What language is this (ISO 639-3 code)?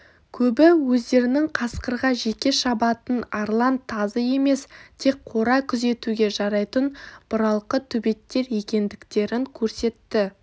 kaz